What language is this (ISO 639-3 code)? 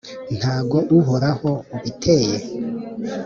kin